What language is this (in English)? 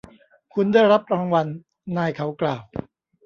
Thai